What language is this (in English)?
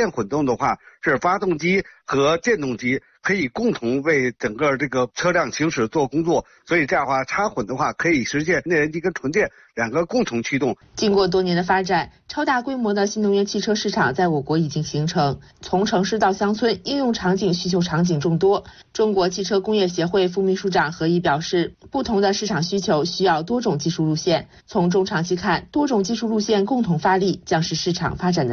Chinese